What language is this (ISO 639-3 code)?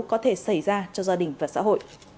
vie